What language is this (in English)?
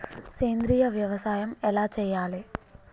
Telugu